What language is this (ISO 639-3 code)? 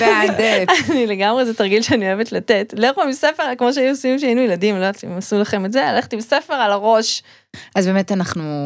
heb